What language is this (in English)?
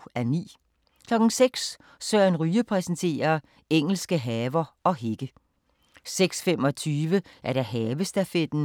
Danish